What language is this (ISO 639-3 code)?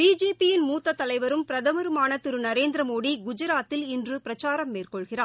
tam